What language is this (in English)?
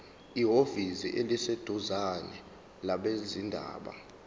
Zulu